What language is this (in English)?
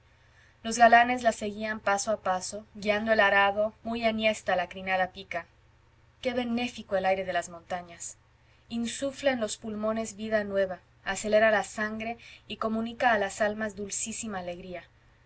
Spanish